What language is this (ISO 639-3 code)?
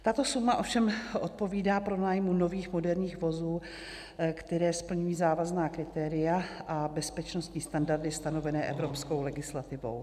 ces